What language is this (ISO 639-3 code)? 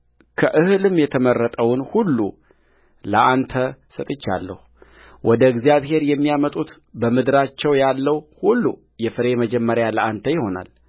amh